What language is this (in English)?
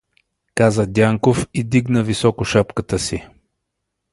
Bulgarian